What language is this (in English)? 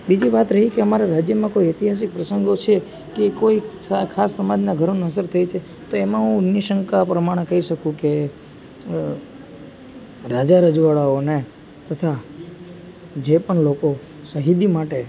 Gujarati